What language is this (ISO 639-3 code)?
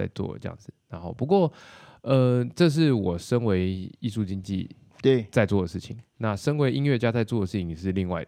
zho